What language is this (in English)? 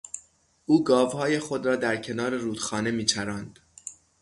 Persian